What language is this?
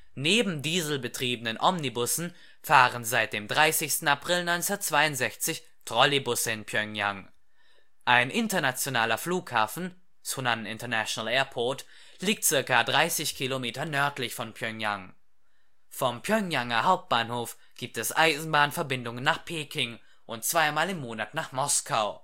German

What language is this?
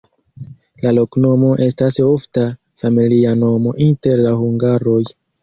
Esperanto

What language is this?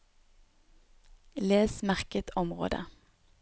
Norwegian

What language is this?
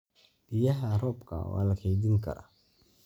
Somali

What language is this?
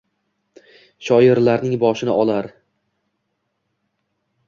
Uzbek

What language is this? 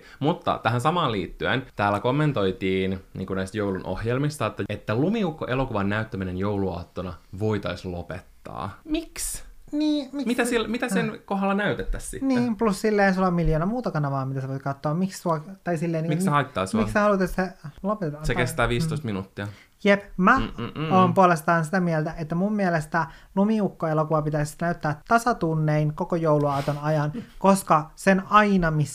Finnish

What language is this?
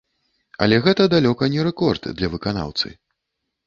Belarusian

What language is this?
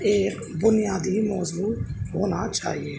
Urdu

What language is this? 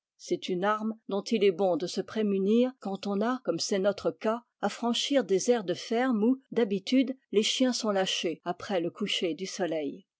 French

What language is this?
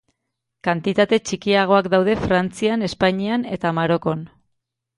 Basque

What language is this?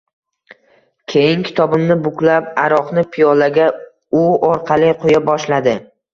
Uzbek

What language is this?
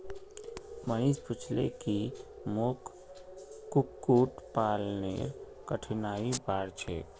Magahi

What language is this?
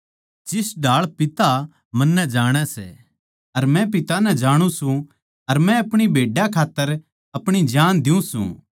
Haryanvi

